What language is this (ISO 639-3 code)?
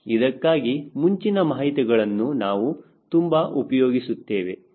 kan